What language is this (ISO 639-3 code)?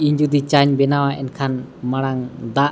sat